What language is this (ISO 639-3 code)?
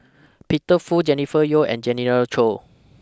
eng